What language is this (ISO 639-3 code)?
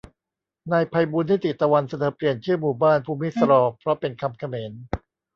tha